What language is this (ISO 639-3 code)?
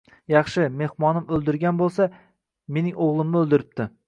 uzb